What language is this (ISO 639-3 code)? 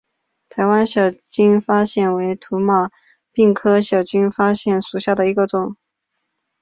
zho